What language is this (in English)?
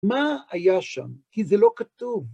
Hebrew